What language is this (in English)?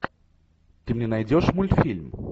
Russian